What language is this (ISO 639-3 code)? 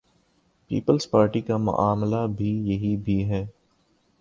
urd